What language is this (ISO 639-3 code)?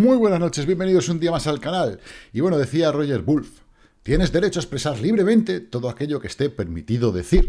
spa